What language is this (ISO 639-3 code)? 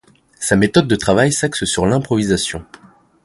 fra